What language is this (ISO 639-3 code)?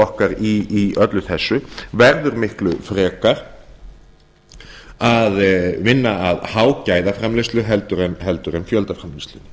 isl